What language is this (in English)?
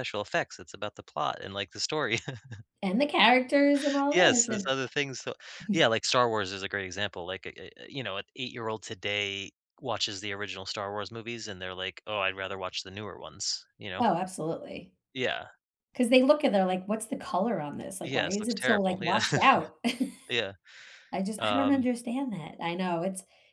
English